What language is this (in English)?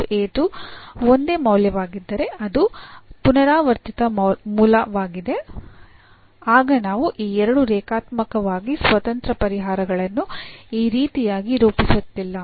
Kannada